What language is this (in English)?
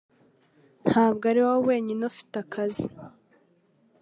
Kinyarwanda